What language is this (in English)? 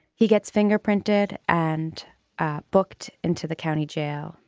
English